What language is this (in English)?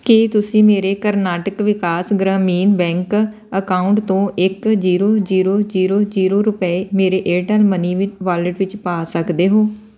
Punjabi